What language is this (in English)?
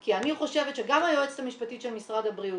Hebrew